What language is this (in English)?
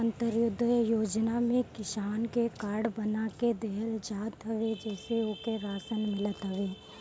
Bhojpuri